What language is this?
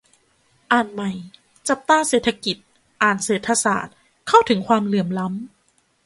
Thai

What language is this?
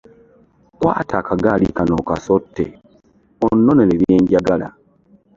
Ganda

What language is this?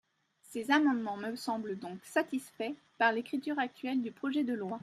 French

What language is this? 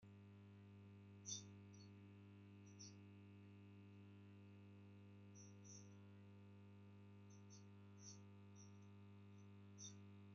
Chinese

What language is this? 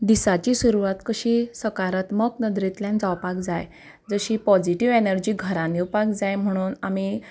Konkani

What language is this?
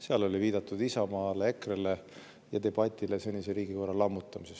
Estonian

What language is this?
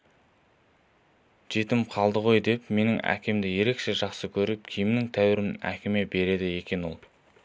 Kazakh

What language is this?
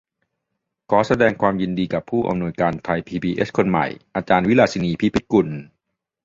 Thai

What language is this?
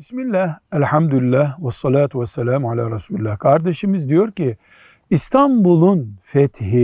Turkish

